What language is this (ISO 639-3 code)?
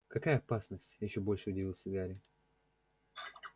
rus